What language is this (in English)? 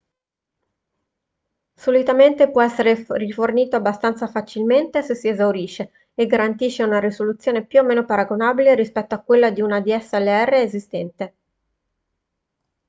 Italian